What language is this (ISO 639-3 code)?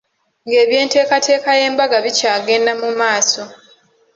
lug